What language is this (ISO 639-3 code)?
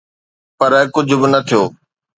snd